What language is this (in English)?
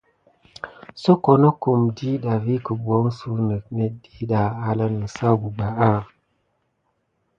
Gidar